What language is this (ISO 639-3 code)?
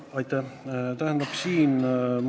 est